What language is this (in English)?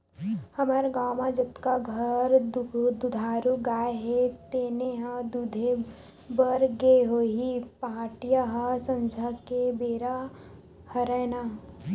Chhattisgarhi